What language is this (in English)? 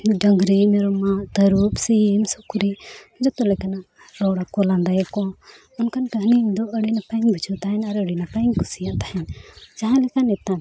Santali